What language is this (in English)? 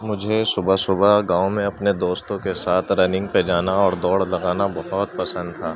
Urdu